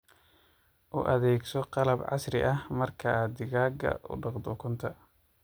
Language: Somali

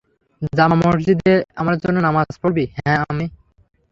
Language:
Bangla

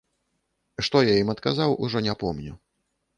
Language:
Belarusian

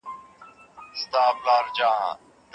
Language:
Pashto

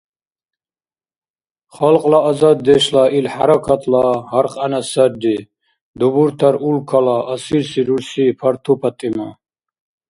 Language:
Dargwa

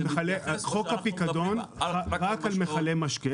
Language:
Hebrew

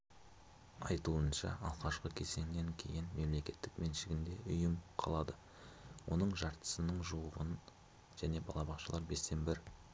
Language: Kazakh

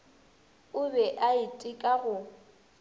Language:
Northern Sotho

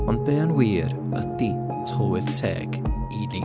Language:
Welsh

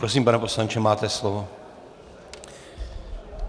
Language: Czech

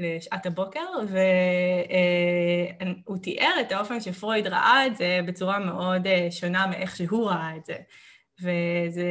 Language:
Hebrew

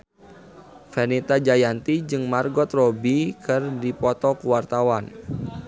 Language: Sundanese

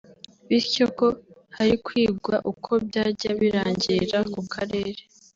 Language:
Kinyarwanda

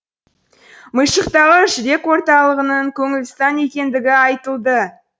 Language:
Kazakh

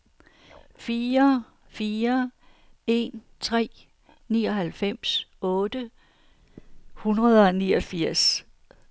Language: Danish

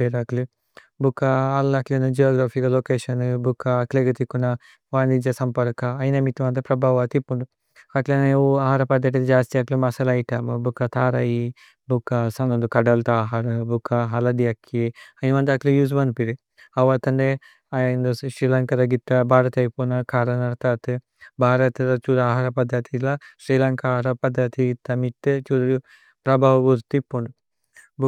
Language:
Tulu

